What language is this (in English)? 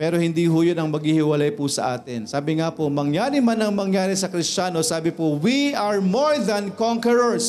Filipino